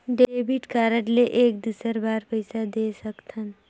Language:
Chhattisgarhi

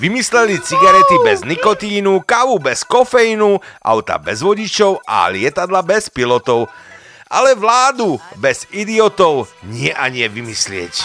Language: Slovak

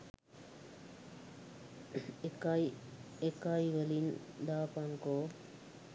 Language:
Sinhala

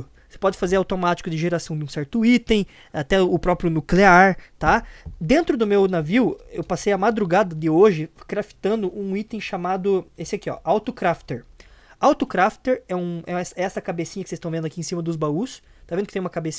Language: Portuguese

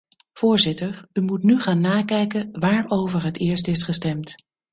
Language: Dutch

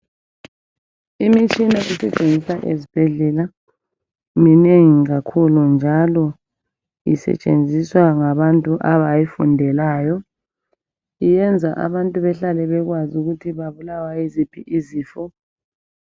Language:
North Ndebele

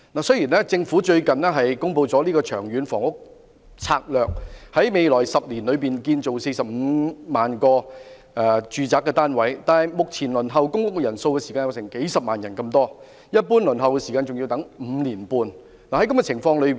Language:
Cantonese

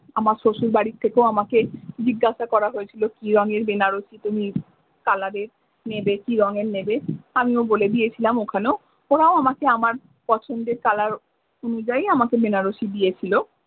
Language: Bangla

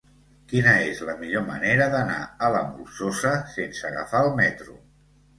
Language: Catalan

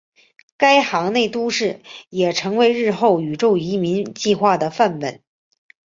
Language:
Chinese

